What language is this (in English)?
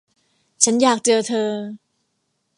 Thai